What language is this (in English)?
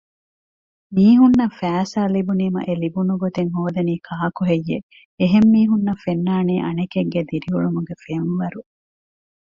Divehi